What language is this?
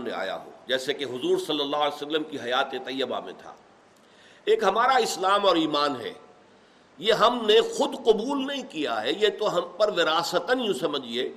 Urdu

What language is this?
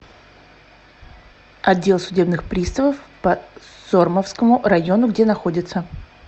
Russian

